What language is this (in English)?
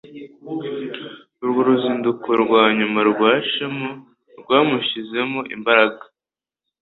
Kinyarwanda